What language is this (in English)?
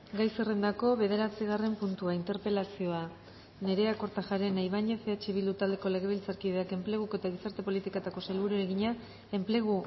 Basque